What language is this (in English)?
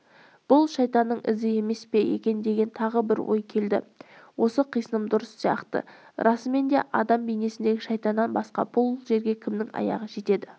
Kazakh